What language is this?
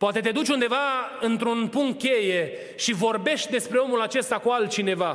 Romanian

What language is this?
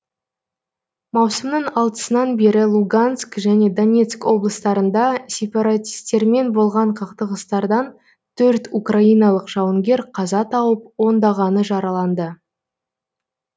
Kazakh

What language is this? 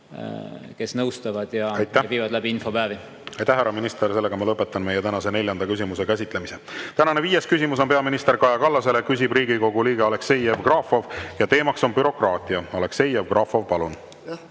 Estonian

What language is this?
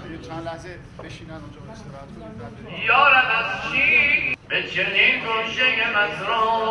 Persian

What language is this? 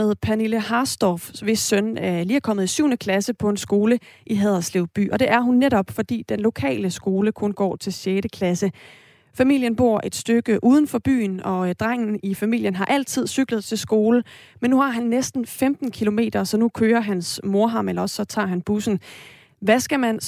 Danish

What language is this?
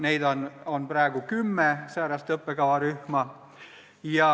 Estonian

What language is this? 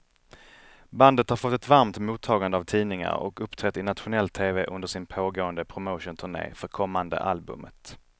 Swedish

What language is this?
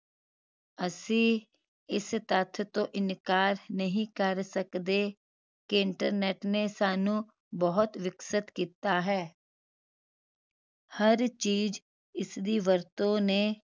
Punjabi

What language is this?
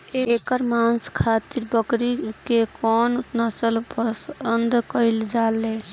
Bhojpuri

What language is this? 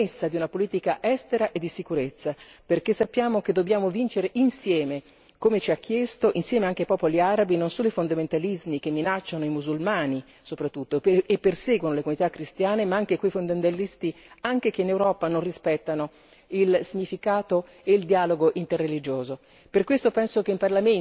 Italian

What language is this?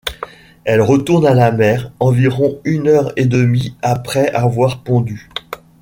French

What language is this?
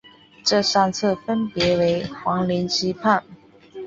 Chinese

